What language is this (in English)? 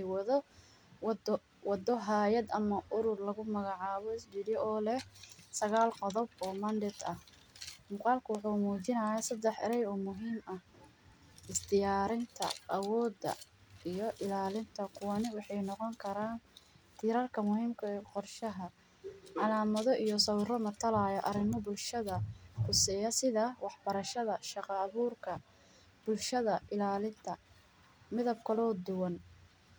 Somali